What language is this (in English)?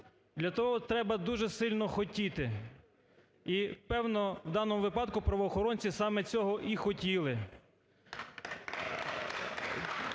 Ukrainian